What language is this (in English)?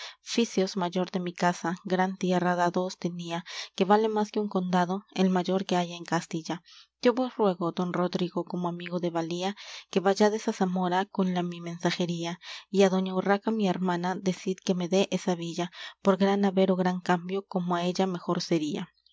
Spanish